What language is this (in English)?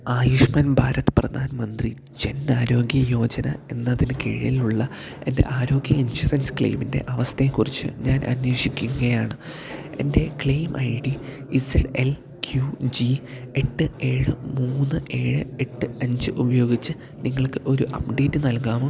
Malayalam